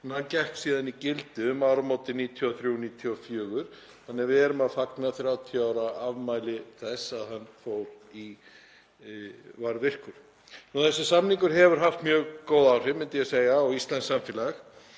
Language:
Icelandic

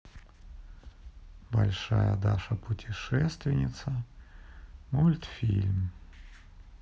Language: Russian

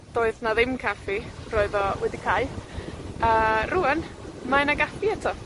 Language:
Welsh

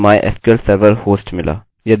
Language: Hindi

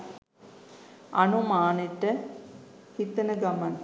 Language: Sinhala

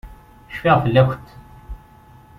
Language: Kabyle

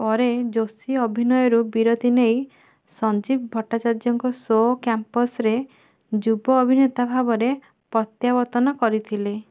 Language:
Odia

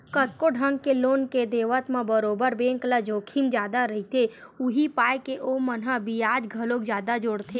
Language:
Chhattisgarhi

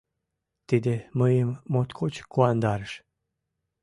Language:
Mari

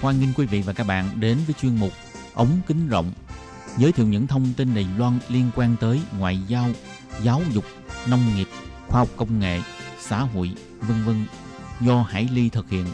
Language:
Vietnamese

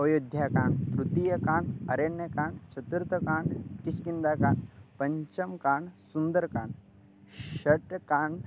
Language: Sanskrit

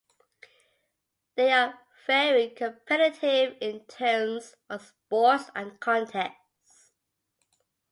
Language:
English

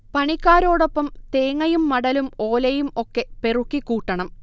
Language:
Malayalam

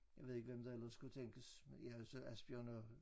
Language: Danish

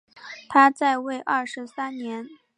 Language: Chinese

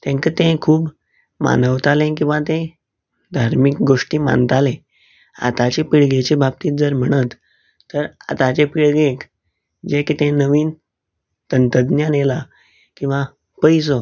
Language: Konkani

